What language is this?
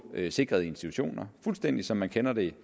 Danish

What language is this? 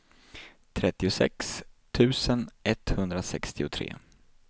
Swedish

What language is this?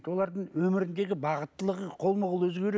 Kazakh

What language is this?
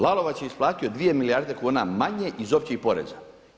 Croatian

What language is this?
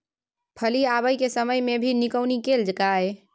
Maithili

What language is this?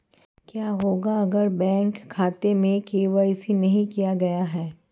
Hindi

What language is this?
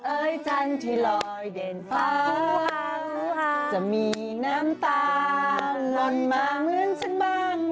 Thai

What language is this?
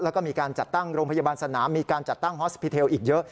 Thai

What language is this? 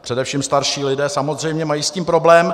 Czech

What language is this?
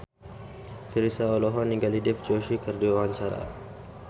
Sundanese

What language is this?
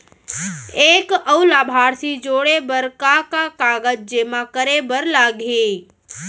Chhattisgarhi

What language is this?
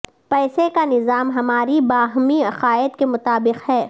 Urdu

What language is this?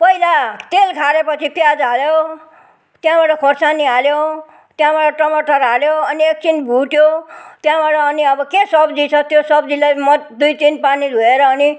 Nepali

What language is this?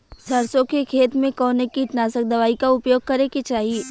Bhojpuri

